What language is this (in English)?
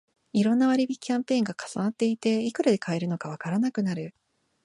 Japanese